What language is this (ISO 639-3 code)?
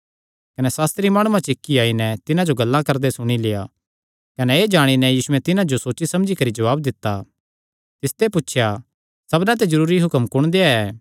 xnr